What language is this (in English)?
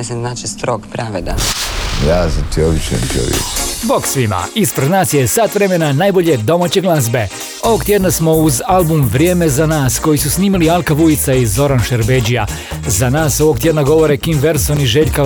Croatian